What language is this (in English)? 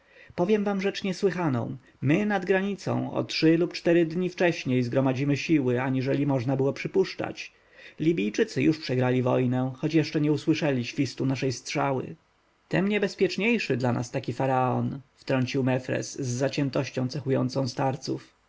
Polish